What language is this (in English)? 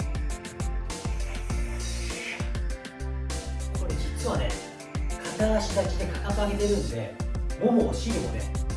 Japanese